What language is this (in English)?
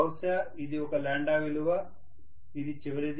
Telugu